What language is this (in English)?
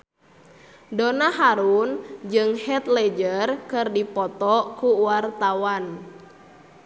Sundanese